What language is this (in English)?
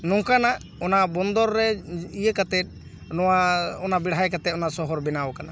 Santali